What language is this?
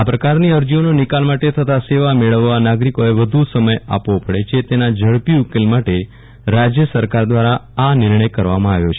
Gujarati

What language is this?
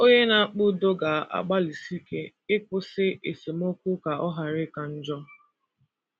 Igbo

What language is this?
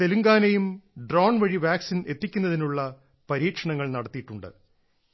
Malayalam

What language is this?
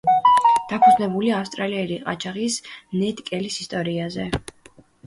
Georgian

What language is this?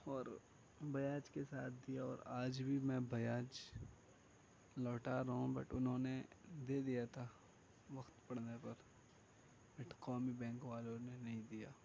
Urdu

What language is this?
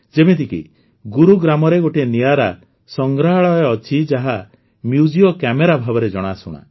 Odia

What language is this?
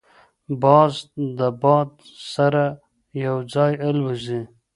Pashto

